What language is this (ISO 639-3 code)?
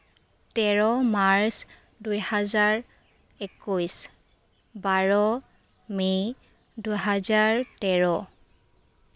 asm